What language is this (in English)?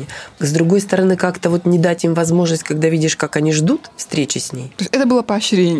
Russian